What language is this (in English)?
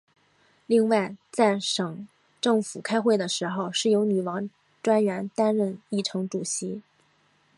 Chinese